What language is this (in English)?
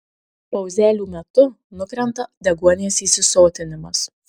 Lithuanian